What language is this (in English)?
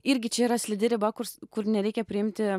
Lithuanian